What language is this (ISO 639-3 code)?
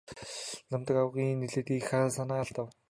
mon